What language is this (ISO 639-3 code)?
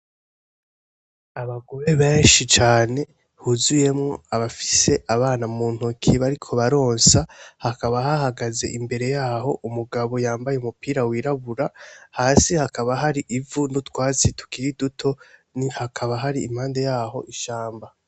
run